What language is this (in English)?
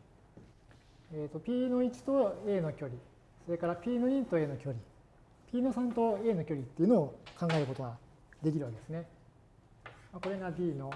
Japanese